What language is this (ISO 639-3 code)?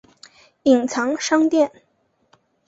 zho